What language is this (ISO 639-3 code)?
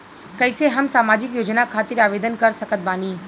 bho